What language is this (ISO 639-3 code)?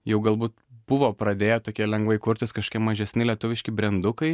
lit